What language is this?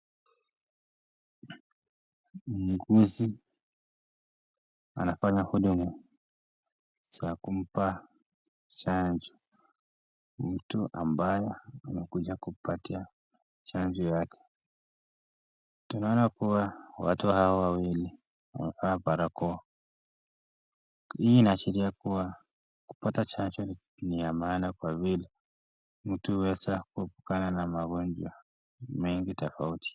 Swahili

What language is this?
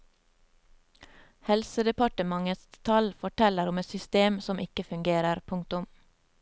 Norwegian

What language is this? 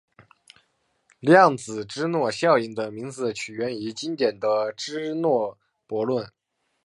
Chinese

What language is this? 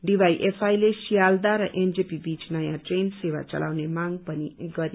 Nepali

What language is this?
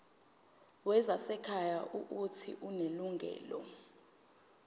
Zulu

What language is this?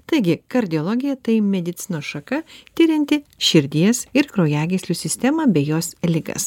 Lithuanian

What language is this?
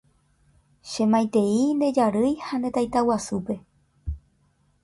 Guarani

